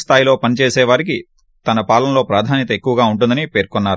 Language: Telugu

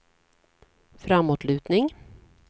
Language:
Swedish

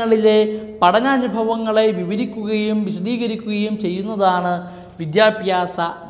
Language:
Malayalam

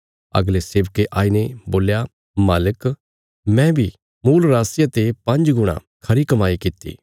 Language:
Bilaspuri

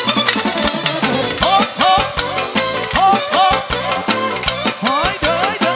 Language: Romanian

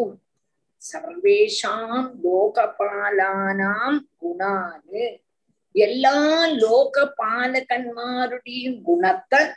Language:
Tamil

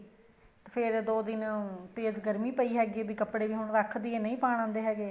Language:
Punjabi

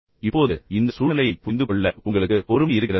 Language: Tamil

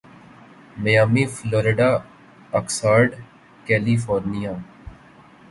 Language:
Urdu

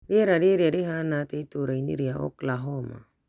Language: Kikuyu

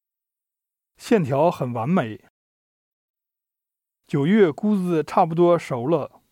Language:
Chinese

